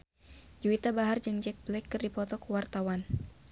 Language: Sundanese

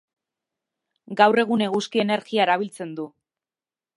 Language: Basque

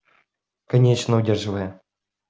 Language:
Russian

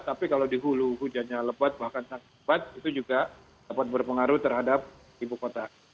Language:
Indonesian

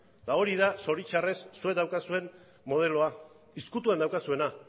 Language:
Basque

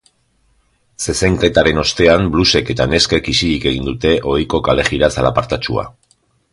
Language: Basque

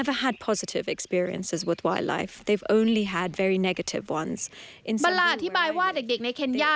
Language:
Thai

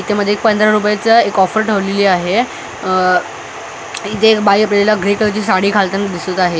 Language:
Marathi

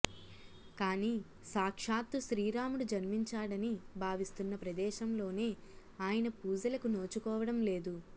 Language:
Telugu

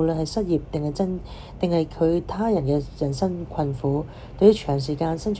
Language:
Chinese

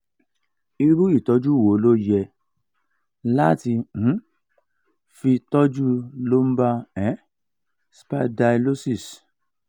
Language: Yoruba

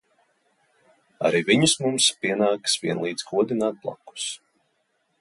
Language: Latvian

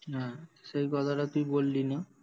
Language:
Bangla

